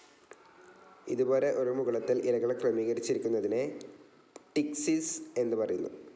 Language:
Malayalam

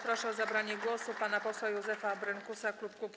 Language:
Polish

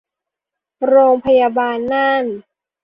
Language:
Thai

